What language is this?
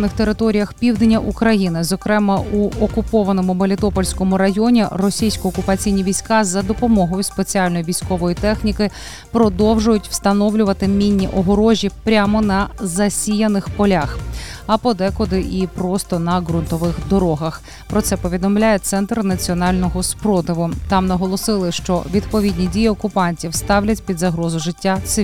Ukrainian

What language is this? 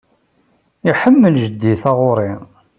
Kabyle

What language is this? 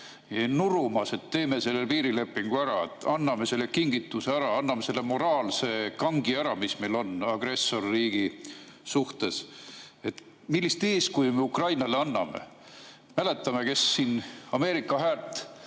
Estonian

